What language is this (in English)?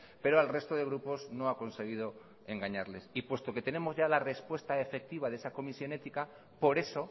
Spanish